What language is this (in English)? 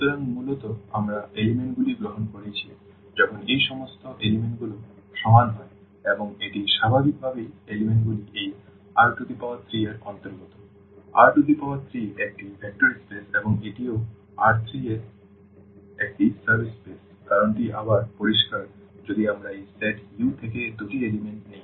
Bangla